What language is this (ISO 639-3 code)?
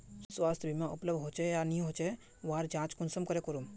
mag